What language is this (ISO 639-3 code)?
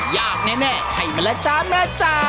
tha